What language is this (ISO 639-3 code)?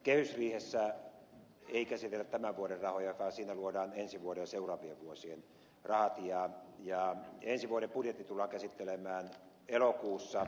fin